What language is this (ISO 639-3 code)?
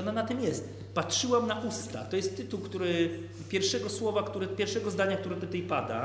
pol